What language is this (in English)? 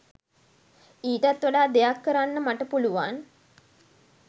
Sinhala